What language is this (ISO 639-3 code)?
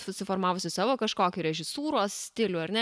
lit